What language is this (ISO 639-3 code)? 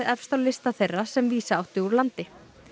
isl